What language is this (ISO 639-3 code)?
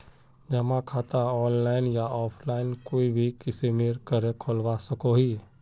mag